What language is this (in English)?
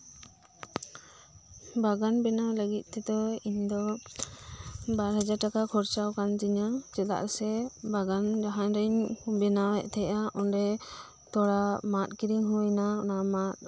Santali